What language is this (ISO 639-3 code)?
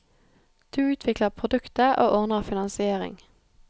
nor